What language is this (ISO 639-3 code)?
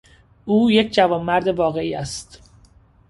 fas